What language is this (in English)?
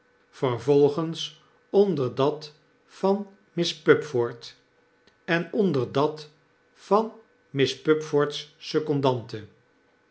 Dutch